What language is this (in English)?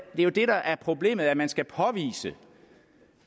Danish